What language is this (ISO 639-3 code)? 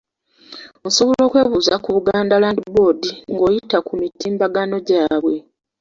lug